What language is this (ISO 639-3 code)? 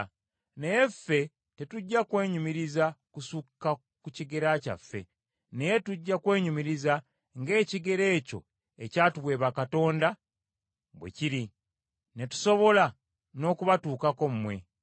lug